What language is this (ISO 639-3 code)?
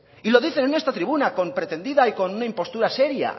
spa